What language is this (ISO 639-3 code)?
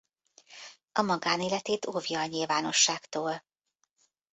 hun